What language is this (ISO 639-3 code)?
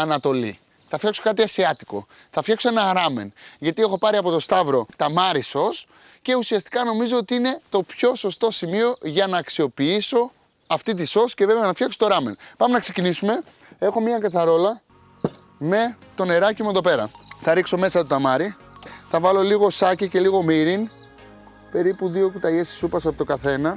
ell